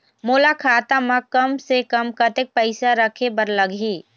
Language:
Chhattisgarhi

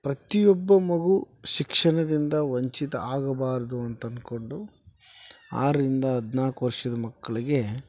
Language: Kannada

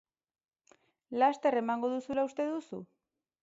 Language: Basque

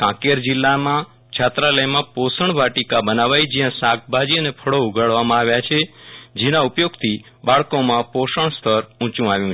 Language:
Gujarati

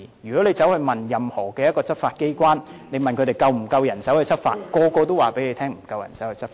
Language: Cantonese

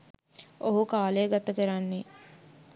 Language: Sinhala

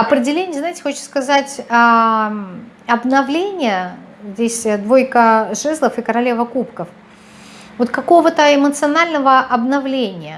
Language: Russian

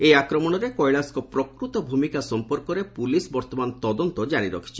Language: Odia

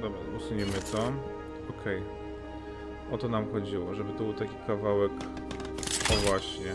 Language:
Polish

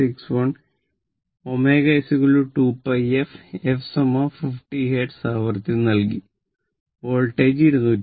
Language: Malayalam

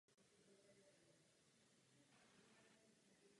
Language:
Czech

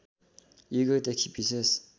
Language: Nepali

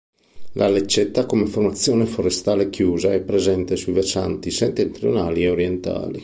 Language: Italian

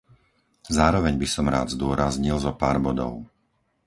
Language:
Slovak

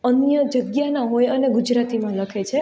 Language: Gujarati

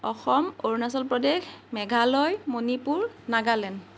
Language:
Assamese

